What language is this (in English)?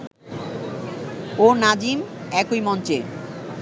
Bangla